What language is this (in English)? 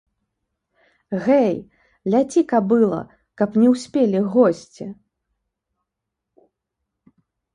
Belarusian